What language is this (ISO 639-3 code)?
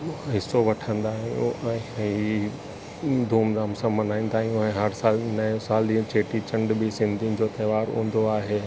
snd